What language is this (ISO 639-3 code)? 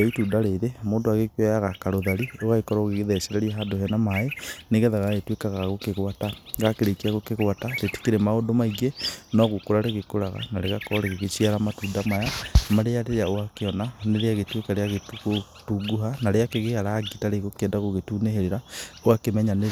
kik